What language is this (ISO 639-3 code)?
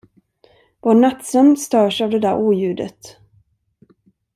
swe